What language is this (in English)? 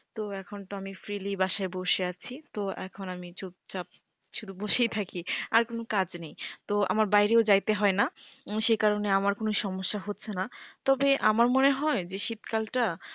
Bangla